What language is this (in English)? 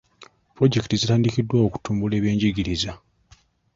Ganda